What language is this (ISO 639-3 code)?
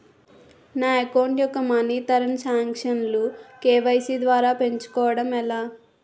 tel